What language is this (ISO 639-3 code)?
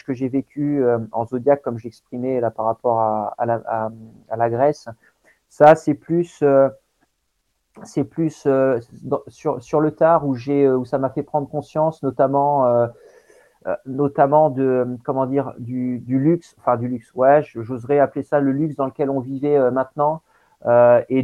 fra